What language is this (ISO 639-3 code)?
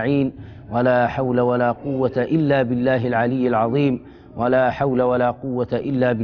ara